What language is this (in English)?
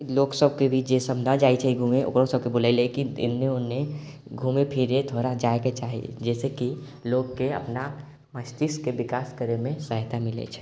Maithili